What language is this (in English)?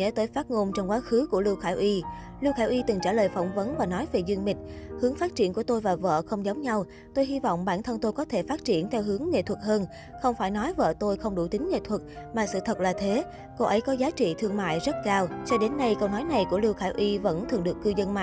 Vietnamese